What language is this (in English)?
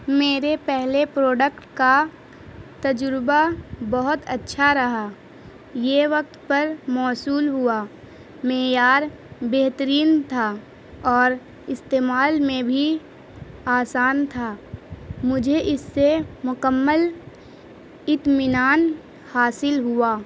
Urdu